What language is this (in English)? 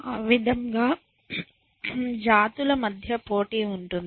Telugu